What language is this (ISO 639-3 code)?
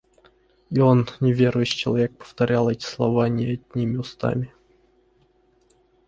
rus